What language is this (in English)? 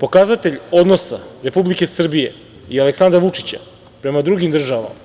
Serbian